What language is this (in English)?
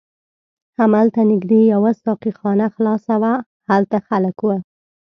Pashto